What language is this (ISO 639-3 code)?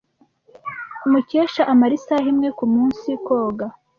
kin